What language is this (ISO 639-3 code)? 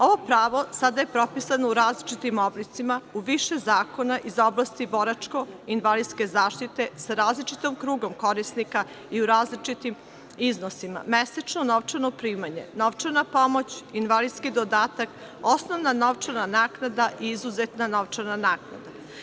srp